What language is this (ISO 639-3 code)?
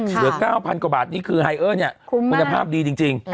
tha